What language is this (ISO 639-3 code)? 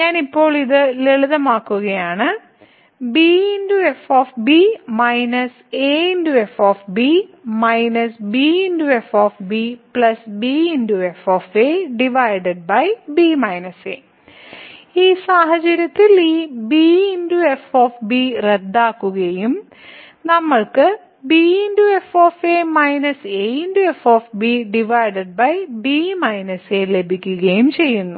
mal